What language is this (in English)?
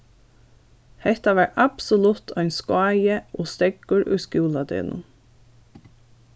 Faroese